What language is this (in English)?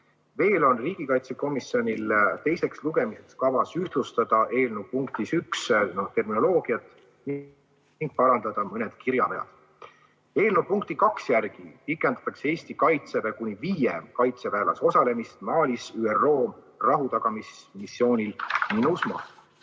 Estonian